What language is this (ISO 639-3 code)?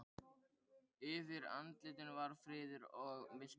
isl